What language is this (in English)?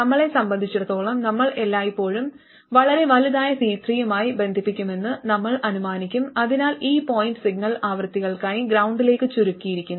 Malayalam